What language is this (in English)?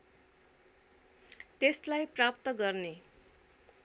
Nepali